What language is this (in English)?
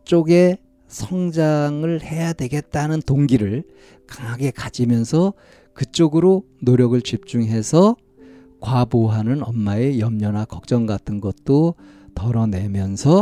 Korean